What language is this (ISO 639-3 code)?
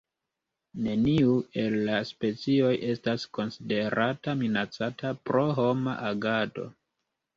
epo